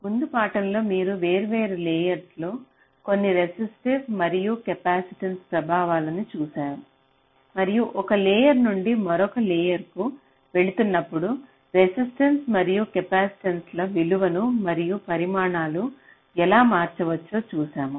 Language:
Telugu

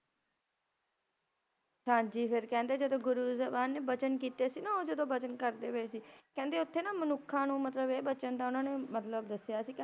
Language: Punjabi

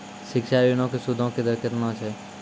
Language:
Maithili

